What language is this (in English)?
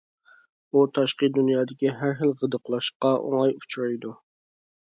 Uyghur